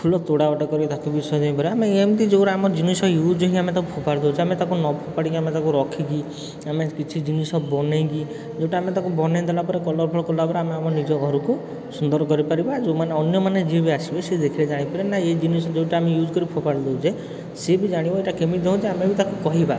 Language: Odia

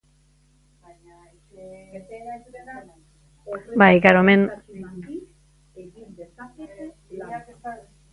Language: Basque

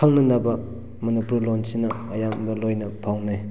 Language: Manipuri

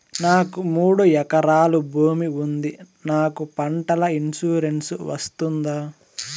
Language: Telugu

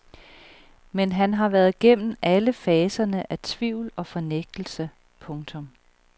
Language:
Danish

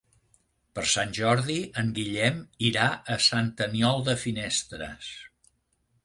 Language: Catalan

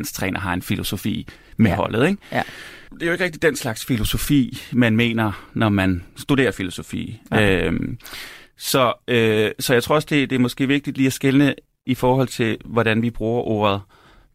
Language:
Danish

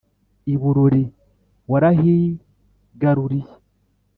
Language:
Kinyarwanda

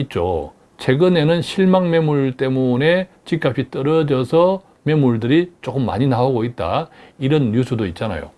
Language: Korean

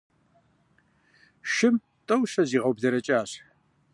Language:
Kabardian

